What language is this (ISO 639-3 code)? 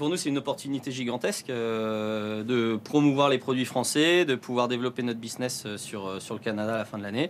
fra